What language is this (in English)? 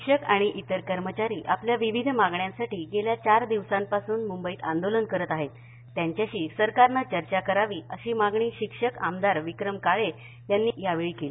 Marathi